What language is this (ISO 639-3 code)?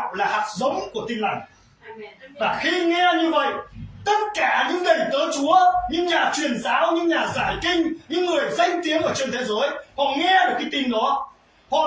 vie